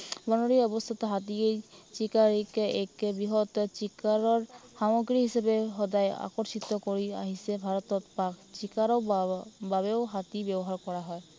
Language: Assamese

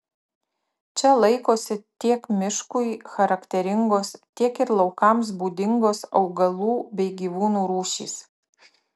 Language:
Lithuanian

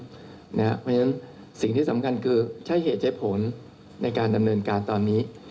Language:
Thai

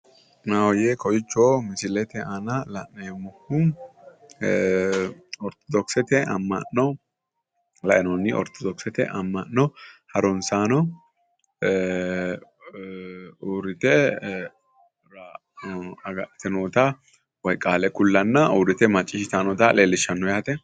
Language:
Sidamo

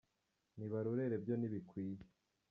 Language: Kinyarwanda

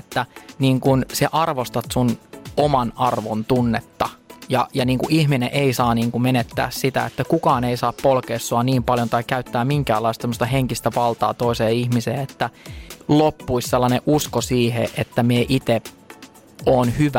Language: Finnish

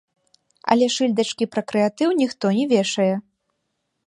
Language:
Belarusian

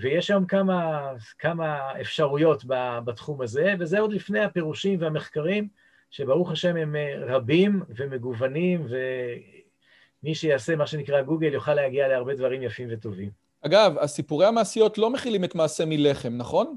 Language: Hebrew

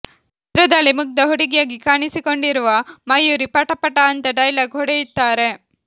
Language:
Kannada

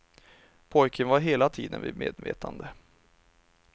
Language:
Swedish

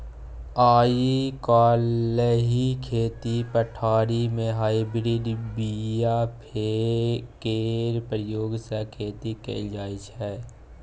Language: Maithili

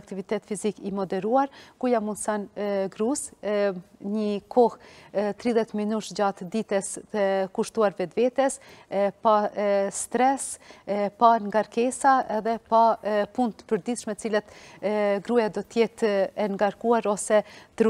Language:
Romanian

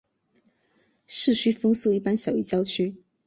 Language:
Chinese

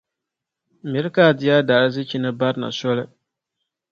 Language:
Dagbani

